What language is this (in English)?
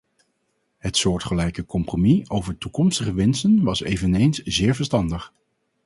Dutch